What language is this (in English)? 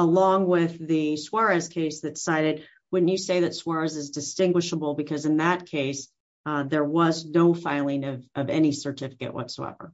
English